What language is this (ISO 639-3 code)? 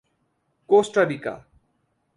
urd